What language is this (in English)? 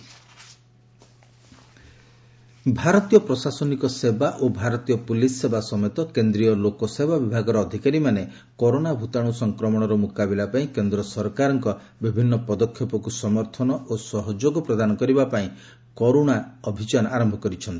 Odia